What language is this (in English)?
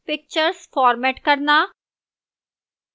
Hindi